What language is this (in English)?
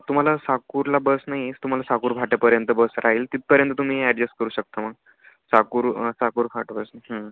Marathi